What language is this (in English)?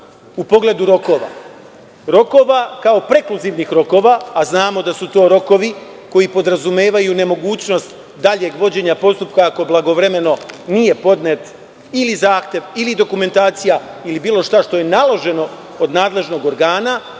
Serbian